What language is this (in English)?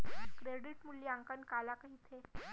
Chhattisgarhi